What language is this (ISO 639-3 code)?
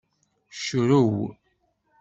kab